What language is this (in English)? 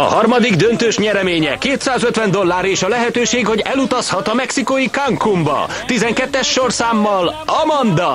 Hungarian